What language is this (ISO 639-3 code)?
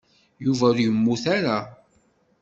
kab